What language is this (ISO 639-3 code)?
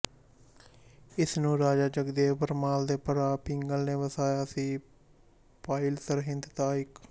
pan